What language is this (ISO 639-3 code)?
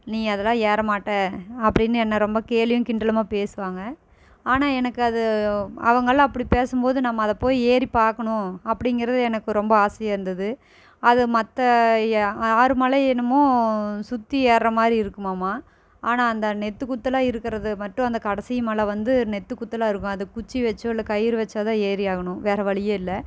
tam